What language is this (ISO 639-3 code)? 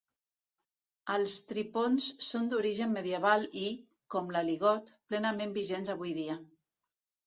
cat